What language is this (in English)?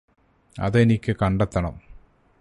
Malayalam